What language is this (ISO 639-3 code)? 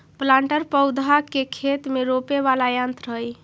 mag